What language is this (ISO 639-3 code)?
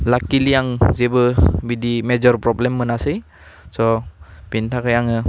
brx